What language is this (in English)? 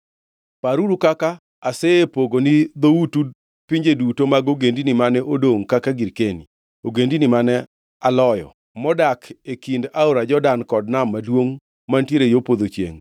Luo (Kenya and Tanzania)